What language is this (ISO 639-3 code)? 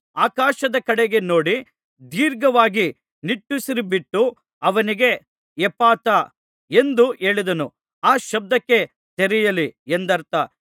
kan